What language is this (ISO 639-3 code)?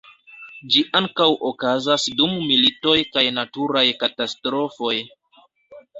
epo